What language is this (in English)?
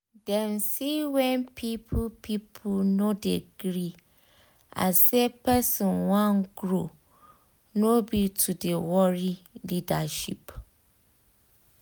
Nigerian Pidgin